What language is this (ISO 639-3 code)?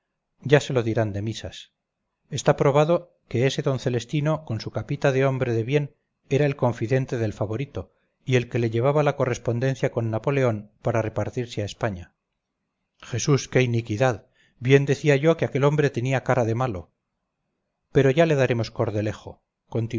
spa